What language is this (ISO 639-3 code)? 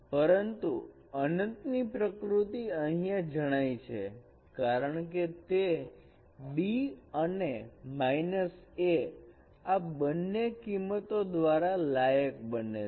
guj